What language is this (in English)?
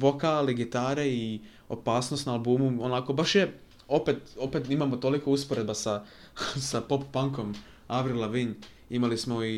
Croatian